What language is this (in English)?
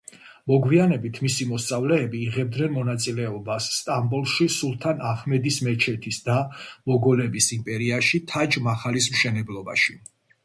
Georgian